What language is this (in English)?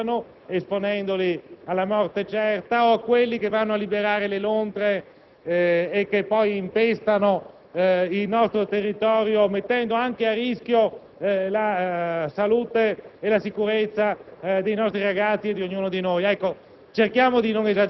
Italian